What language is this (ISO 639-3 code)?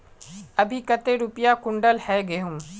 mag